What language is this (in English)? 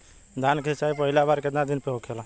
Bhojpuri